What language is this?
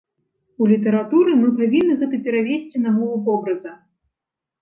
Belarusian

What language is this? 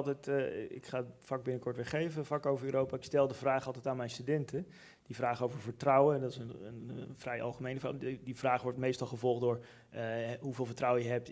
Dutch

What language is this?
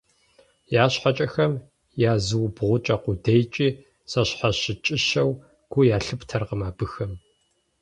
Kabardian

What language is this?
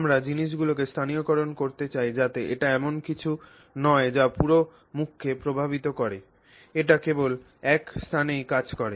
Bangla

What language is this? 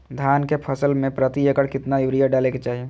Magahi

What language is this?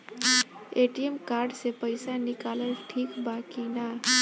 Bhojpuri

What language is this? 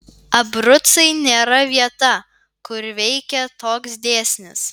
Lithuanian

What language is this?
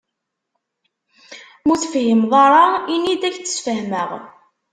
Kabyle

